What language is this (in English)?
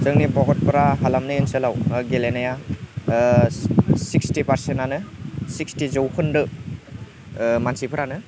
Bodo